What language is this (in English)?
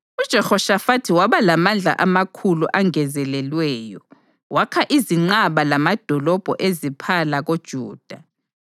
North Ndebele